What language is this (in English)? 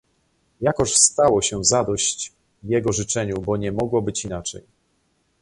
Polish